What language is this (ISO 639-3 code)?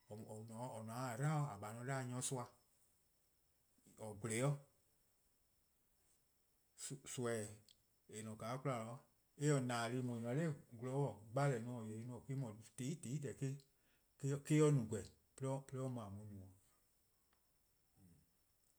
kqo